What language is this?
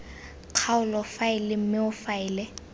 Tswana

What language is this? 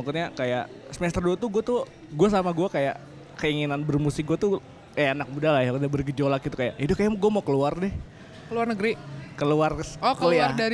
Indonesian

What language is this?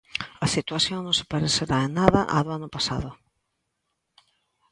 Galician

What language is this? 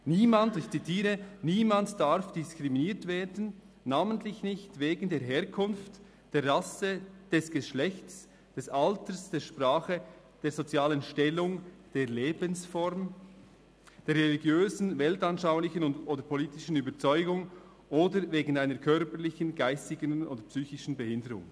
Swiss German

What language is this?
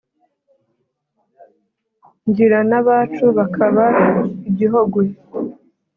Kinyarwanda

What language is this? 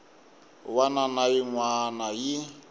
Tsonga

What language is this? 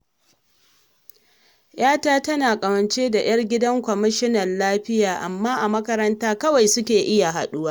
Hausa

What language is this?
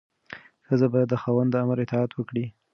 Pashto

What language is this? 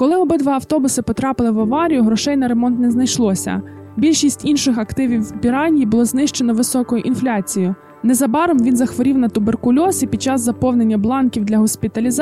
Ukrainian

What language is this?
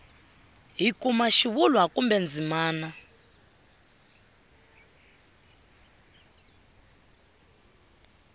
Tsonga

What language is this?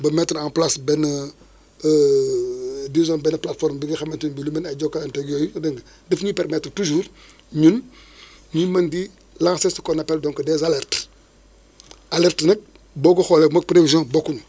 Wolof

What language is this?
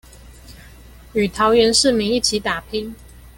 Chinese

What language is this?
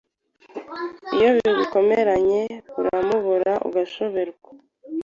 Kinyarwanda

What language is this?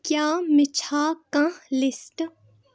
Kashmiri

